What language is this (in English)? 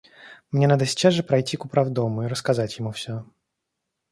Russian